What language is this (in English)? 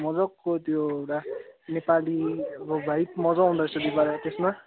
Nepali